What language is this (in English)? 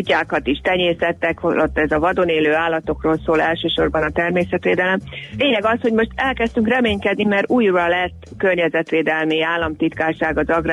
Hungarian